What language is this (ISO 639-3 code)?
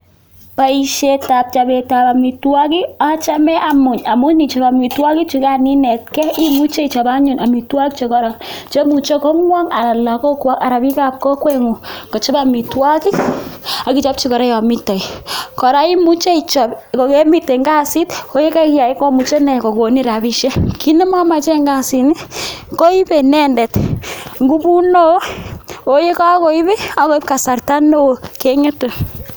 kln